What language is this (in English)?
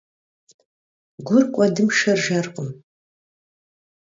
Kabardian